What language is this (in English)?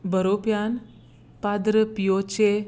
Konkani